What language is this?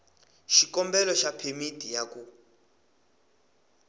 Tsonga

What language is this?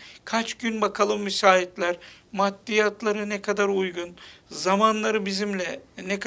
Turkish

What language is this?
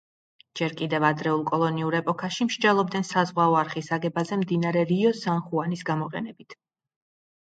Georgian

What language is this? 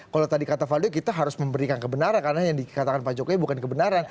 Indonesian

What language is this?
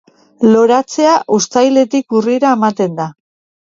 Basque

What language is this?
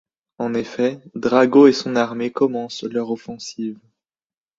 French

